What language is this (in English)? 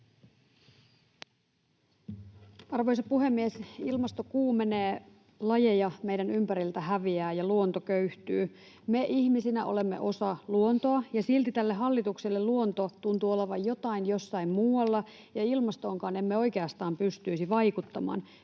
Finnish